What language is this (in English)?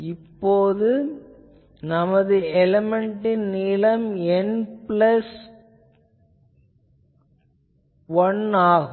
Tamil